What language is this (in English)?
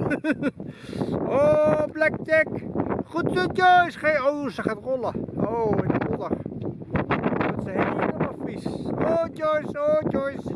Dutch